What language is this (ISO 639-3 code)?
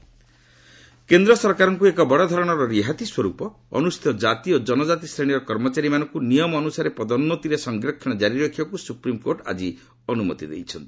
ori